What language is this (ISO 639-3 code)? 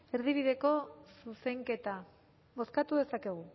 eus